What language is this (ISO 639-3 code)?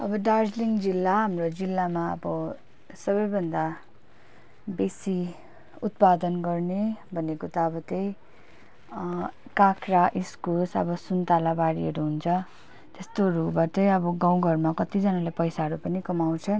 nep